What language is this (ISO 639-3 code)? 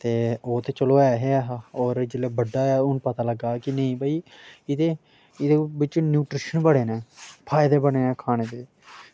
doi